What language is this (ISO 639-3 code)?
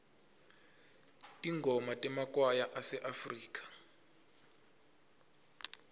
ssw